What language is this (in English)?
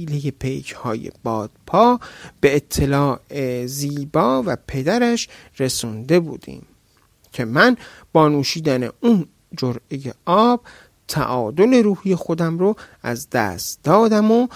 Persian